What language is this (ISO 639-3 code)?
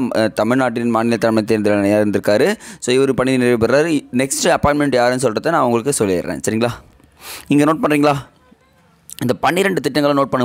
ara